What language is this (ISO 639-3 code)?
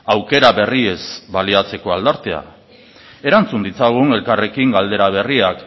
eus